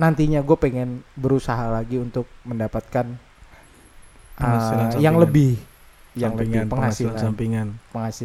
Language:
Indonesian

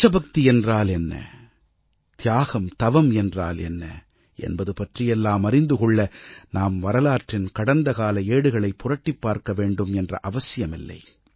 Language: Tamil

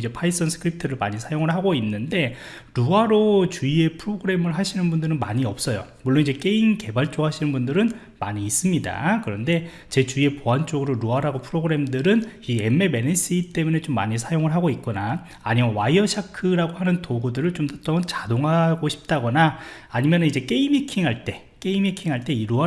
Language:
Korean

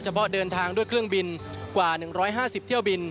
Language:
Thai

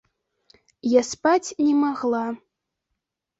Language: Belarusian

